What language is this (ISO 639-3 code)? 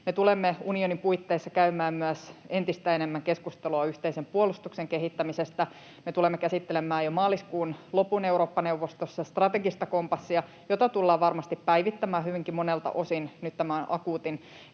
fin